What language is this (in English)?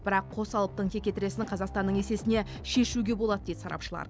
Kazakh